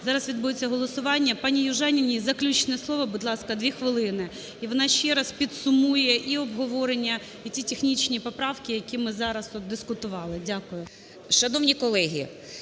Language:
Ukrainian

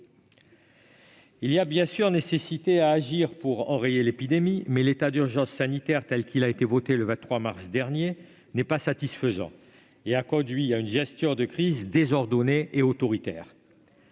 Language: French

